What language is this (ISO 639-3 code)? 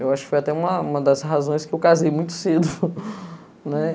por